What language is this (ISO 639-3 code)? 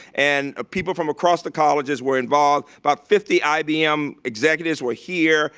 eng